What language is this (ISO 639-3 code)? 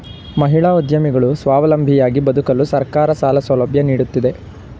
kan